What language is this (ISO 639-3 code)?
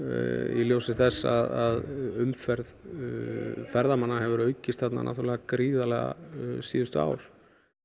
isl